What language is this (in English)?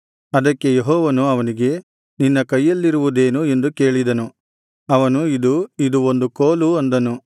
Kannada